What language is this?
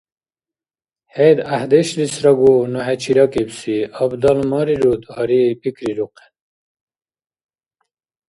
Dargwa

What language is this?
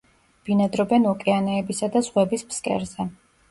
Georgian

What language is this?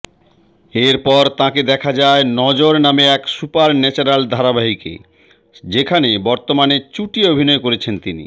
Bangla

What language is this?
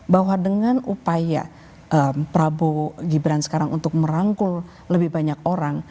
Indonesian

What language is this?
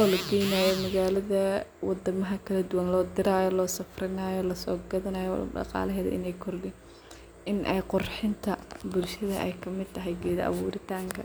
Somali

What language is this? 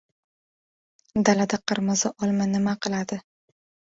Uzbek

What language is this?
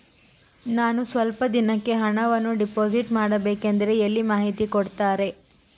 Kannada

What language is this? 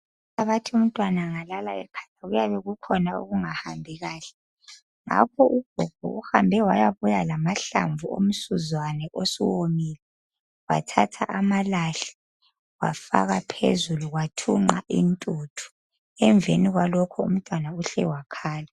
North Ndebele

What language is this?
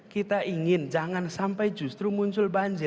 Indonesian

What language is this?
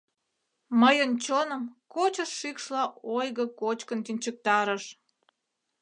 Mari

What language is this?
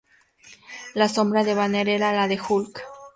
Spanish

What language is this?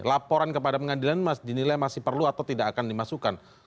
Indonesian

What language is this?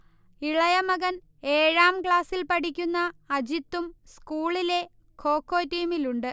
Malayalam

